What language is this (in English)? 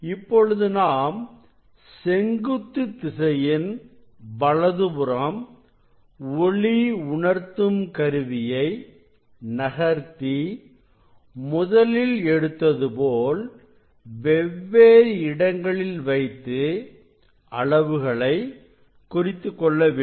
Tamil